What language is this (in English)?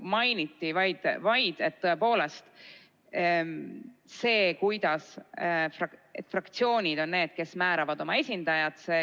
Estonian